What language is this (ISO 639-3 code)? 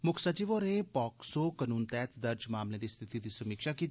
doi